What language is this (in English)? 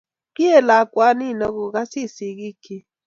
Kalenjin